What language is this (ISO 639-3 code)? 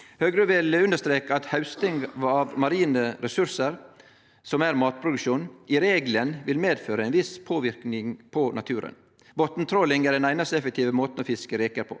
nor